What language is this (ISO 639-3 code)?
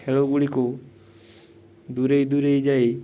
ori